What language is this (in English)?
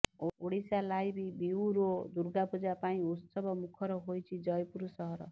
Odia